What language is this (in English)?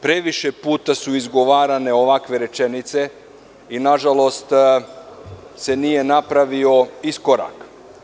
Serbian